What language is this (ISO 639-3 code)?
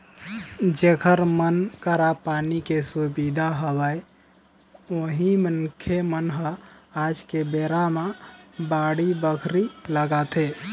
hne